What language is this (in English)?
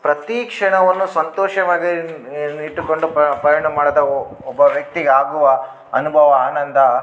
Kannada